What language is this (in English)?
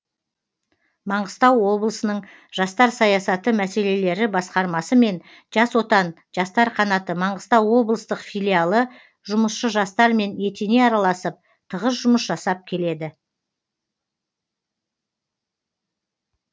Kazakh